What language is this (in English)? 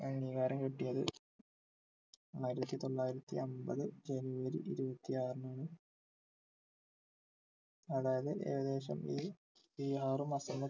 Malayalam